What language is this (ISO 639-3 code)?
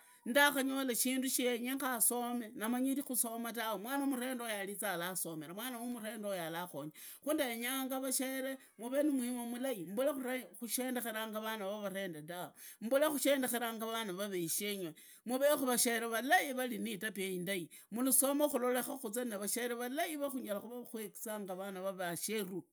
ida